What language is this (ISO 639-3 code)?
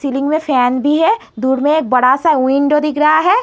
hin